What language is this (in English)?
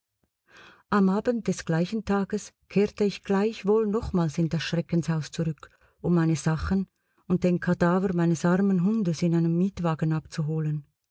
German